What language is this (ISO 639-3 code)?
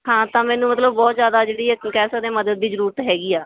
pan